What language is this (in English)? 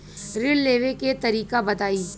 Bhojpuri